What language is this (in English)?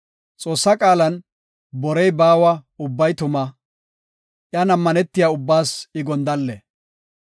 Gofa